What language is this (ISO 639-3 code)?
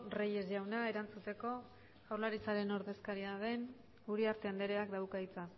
eus